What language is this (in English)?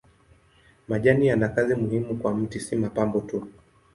Swahili